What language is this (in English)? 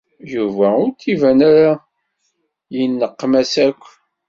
Kabyle